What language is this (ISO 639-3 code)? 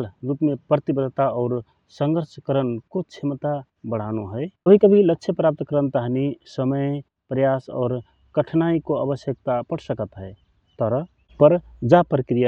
thr